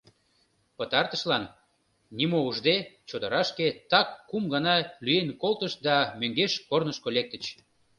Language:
Mari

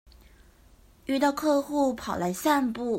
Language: Chinese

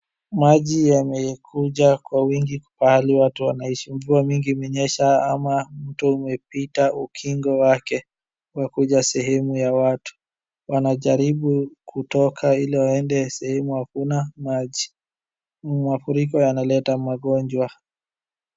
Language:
Swahili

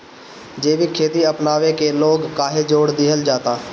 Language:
Bhojpuri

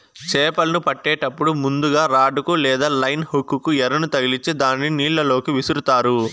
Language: Telugu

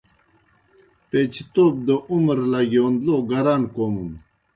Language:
Kohistani Shina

